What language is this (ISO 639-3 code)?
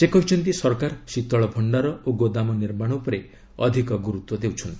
ori